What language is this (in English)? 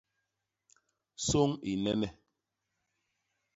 Basaa